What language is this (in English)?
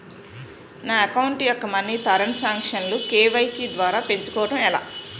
Telugu